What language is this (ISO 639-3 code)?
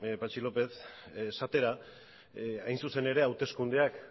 eus